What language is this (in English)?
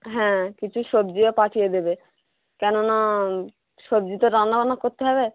Bangla